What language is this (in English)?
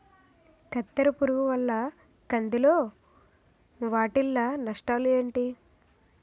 Telugu